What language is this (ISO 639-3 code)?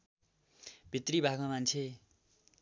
nep